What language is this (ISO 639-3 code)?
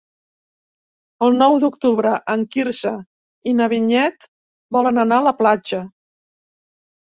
cat